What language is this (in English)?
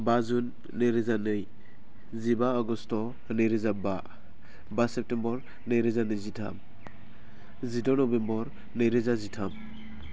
Bodo